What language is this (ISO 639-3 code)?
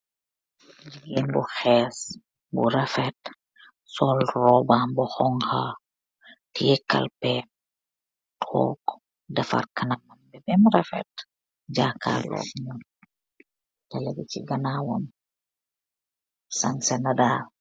wol